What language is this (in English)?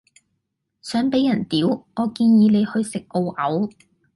Cantonese